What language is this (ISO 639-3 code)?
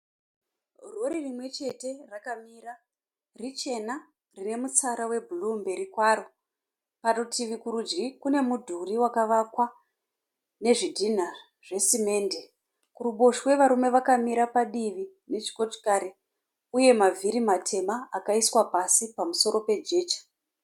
sna